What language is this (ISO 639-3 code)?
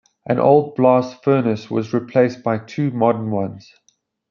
eng